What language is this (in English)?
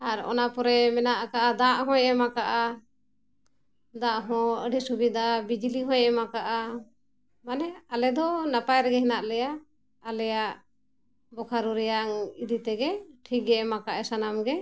Santali